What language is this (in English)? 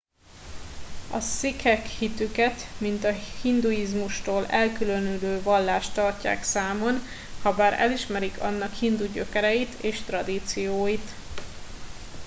Hungarian